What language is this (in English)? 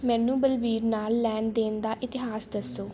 Punjabi